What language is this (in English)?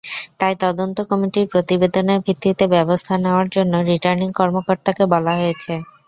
Bangla